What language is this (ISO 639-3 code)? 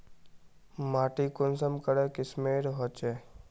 mag